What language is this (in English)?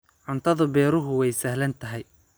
Somali